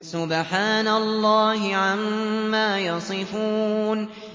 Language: Arabic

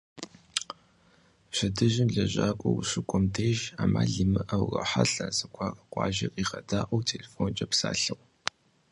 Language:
Kabardian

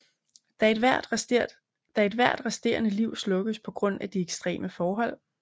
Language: Danish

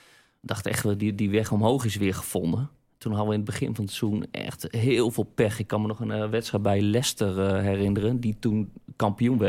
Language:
Dutch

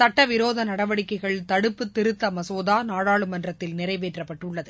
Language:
Tamil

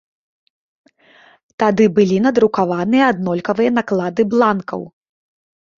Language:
Belarusian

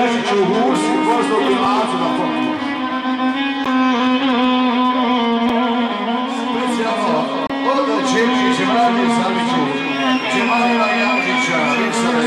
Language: Romanian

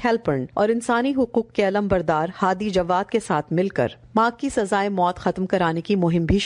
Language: Urdu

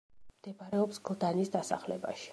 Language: Georgian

